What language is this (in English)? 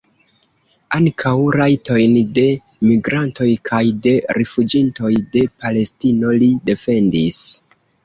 Esperanto